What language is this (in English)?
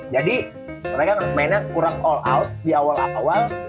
Indonesian